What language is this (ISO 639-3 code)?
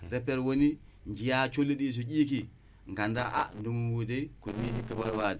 wol